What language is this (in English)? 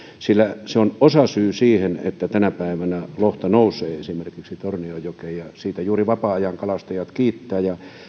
Finnish